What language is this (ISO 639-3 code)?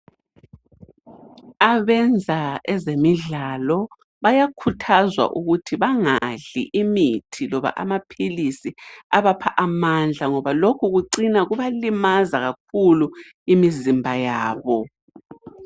nde